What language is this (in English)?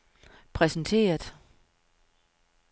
Danish